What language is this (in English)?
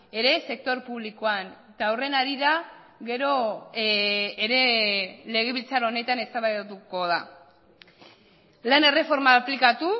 Basque